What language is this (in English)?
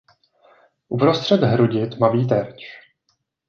Czech